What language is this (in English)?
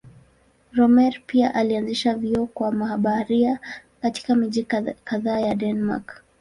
Swahili